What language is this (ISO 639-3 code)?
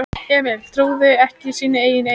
isl